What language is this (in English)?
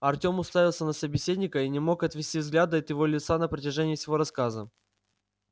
Russian